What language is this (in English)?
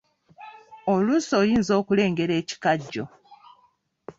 Ganda